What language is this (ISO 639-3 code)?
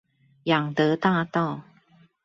zho